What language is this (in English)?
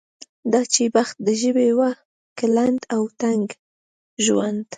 Pashto